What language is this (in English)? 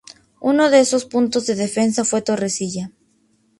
Spanish